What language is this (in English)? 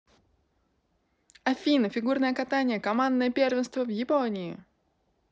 Russian